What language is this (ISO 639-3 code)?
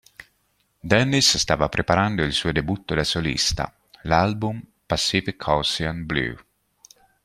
ita